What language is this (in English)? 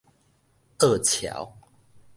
Min Nan Chinese